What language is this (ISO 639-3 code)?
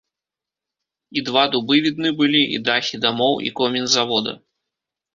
bel